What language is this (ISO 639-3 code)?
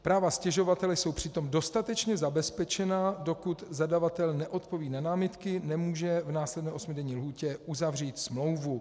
ces